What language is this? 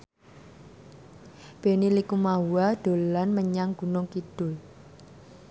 Javanese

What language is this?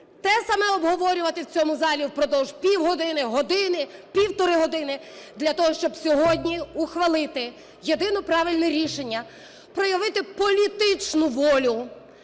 Ukrainian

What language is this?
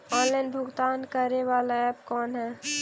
Magahi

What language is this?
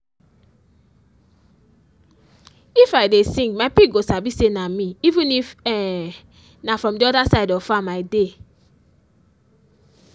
Nigerian Pidgin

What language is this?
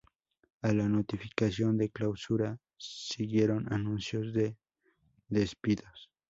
Spanish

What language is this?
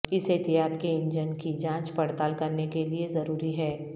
Urdu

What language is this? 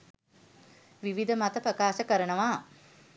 Sinhala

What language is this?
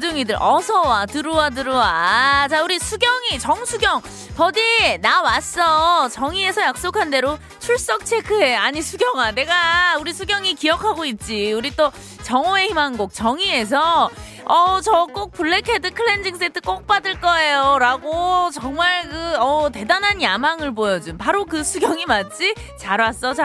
Korean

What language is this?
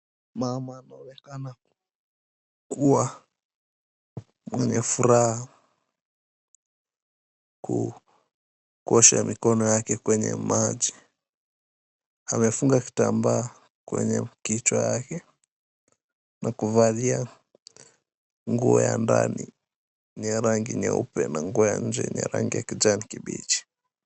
Swahili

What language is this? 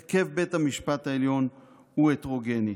Hebrew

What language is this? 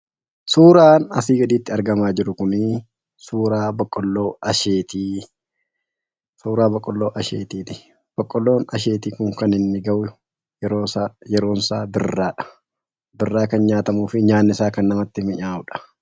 Oromo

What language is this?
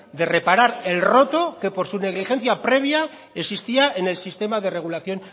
Spanish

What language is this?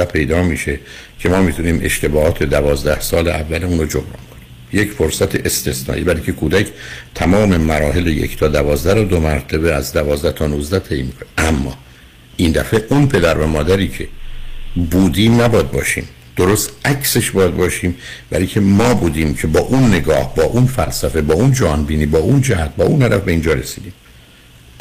Persian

